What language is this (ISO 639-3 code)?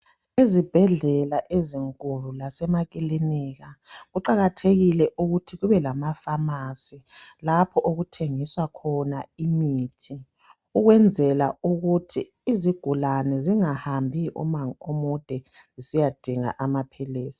nde